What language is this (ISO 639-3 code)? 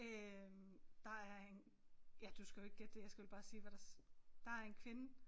dan